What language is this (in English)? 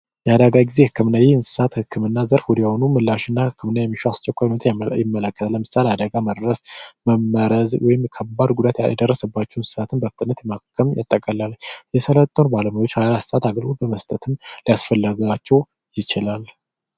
Amharic